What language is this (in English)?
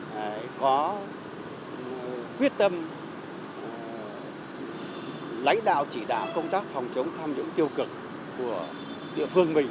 Vietnamese